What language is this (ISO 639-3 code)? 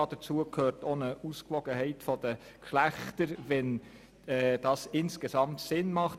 gsw